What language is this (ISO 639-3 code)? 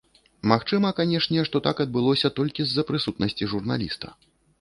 bel